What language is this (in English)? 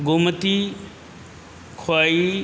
Sanskrit